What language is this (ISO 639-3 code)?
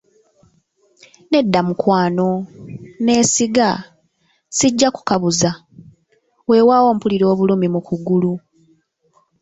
lug